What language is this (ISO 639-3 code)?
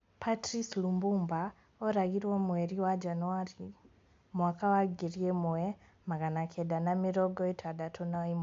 kik